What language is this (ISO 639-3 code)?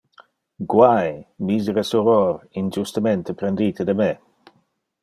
ina